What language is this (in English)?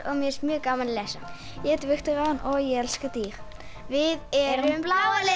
Icelandic